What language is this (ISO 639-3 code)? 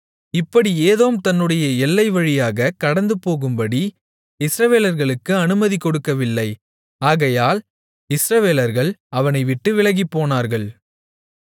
tam